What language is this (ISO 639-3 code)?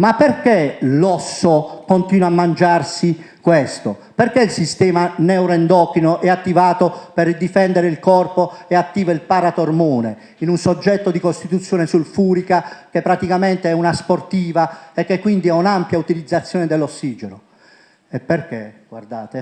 ita